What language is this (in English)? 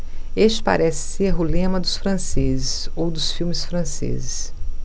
Portuguese